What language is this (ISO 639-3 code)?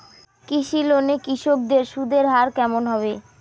ben